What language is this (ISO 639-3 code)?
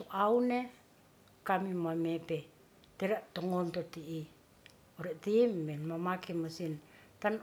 rth